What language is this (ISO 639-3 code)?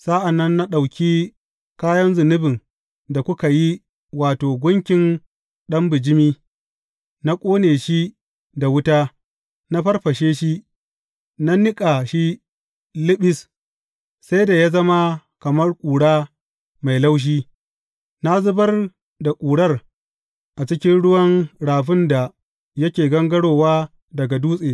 hau